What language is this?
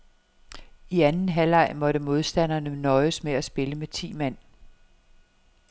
Danish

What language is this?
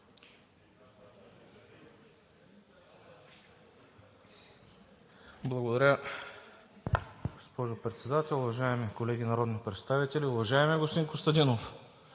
Bulgarian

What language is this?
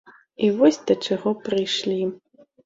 Belarusian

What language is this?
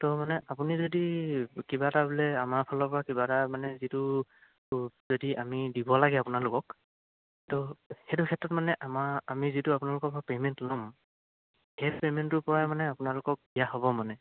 Assamese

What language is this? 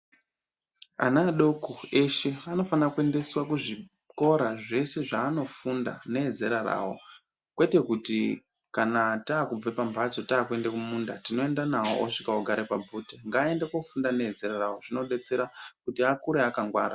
Ndau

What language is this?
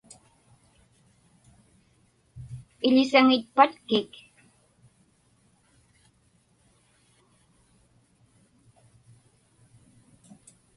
Inupiaq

